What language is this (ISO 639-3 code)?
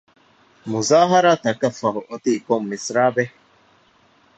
div